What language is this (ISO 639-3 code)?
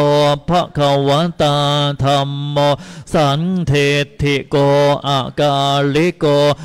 tha